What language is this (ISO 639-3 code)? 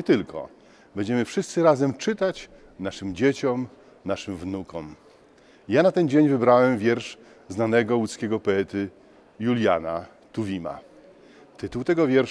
pol